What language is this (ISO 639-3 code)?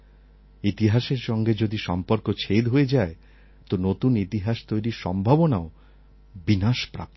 ben